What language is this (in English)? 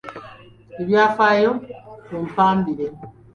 Ganda